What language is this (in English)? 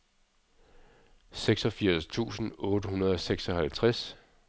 Danish